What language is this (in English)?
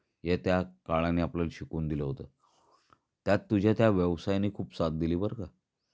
Marathi